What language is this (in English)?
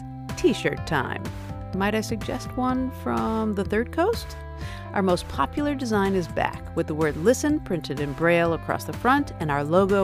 English